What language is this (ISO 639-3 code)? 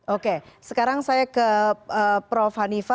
ind